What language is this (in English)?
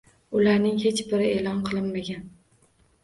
Uzbek